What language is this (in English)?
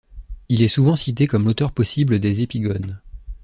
French